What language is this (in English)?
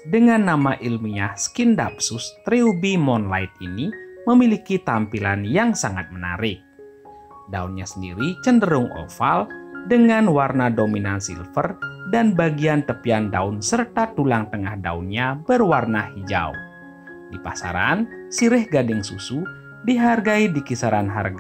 Indonesian